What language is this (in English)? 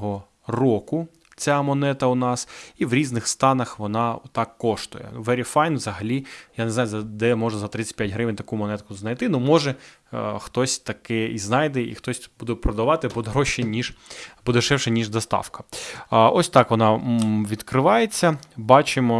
Ukrainian